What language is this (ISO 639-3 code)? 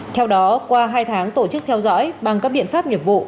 vie